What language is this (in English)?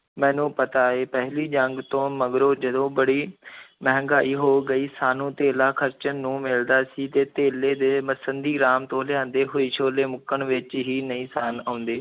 Punjabi